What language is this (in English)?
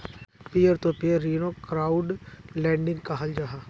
Magahi